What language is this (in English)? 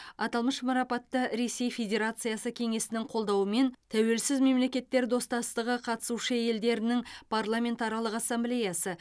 Kazakh